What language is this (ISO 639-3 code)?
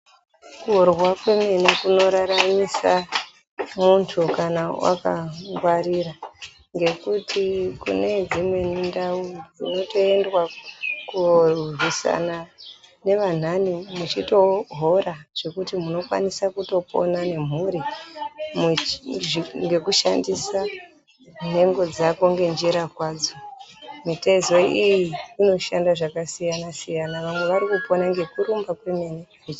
ndc